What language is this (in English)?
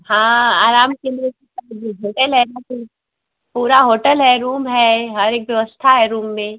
Hindi